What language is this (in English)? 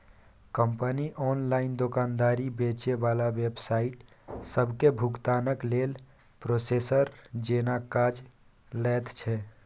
Maithili